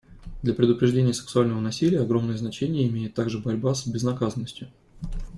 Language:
Russian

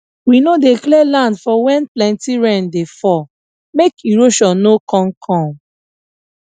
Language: Nigerian Pidgin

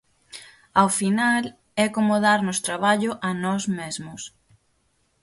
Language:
Galician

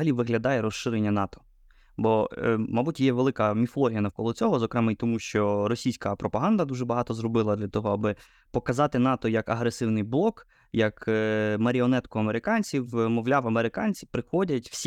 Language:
Ukrainian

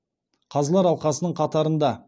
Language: Kazakh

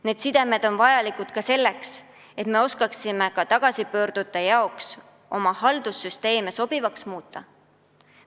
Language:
Estonian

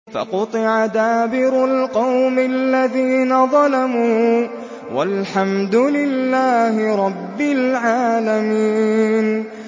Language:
Arabic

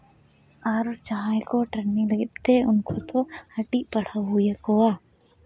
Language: Santali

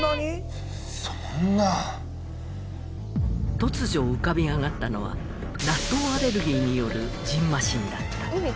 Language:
Japanese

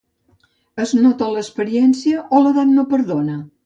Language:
Catalan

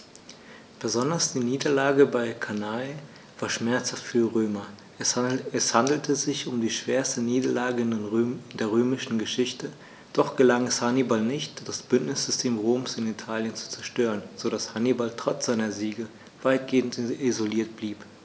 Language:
German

